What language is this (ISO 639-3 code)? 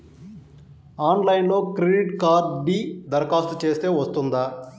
tel